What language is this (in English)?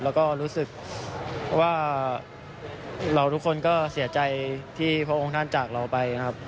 Thai